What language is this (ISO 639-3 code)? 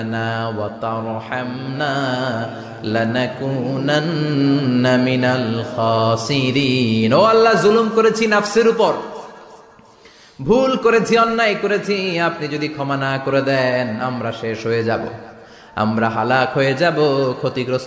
ben